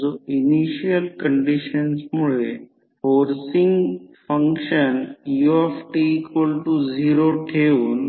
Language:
Marathi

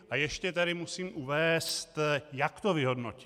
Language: Czech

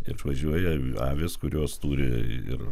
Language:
Lithuanian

